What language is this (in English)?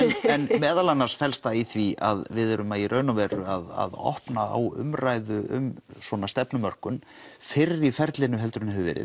Icelandic